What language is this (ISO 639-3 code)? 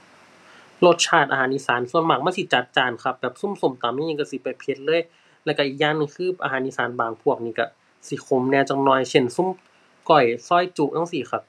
tha